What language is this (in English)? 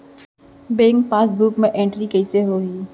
Chhattisgarhi